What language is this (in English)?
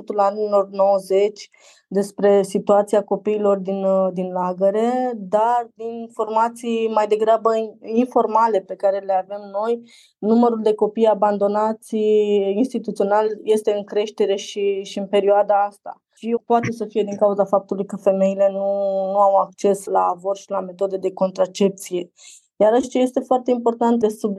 Romanian